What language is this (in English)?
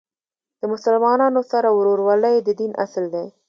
Pashto